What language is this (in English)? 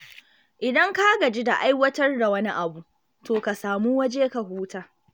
Hausa